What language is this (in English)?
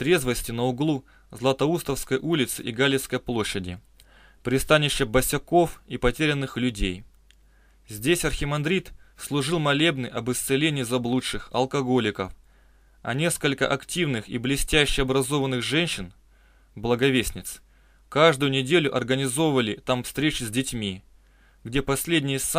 Russian